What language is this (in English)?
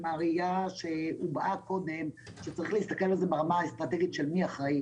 Hebrew